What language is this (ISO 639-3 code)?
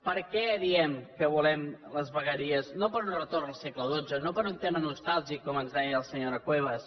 cat